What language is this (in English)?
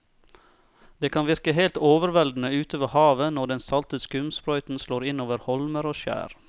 Norwegian